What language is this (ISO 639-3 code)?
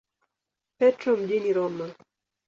swa